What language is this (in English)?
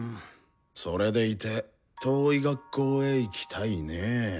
Japanese